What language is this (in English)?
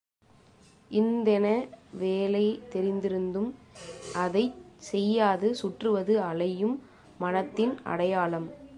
Tamil